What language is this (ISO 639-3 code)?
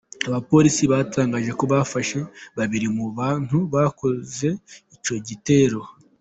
kin